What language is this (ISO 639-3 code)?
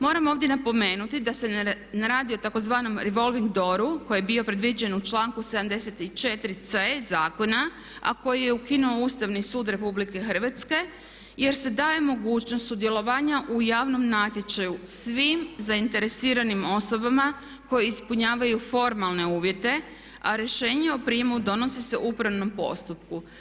hrv